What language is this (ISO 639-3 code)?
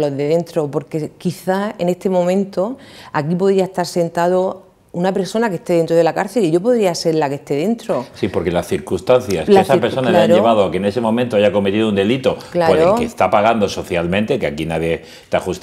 spa